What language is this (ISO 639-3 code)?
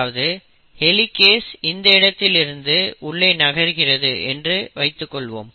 tam